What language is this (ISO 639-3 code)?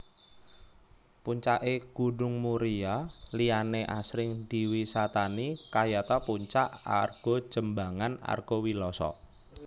jav